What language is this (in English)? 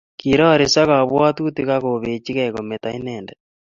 Kalenjin